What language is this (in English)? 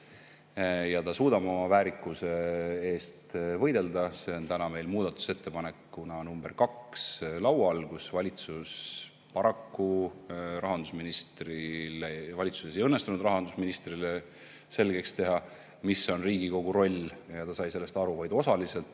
Estonian